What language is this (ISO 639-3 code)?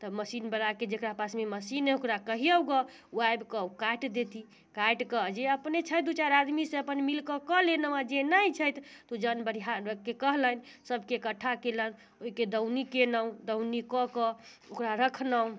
mai